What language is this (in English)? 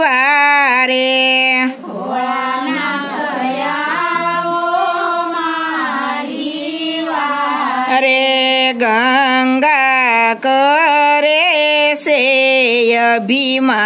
Indonesian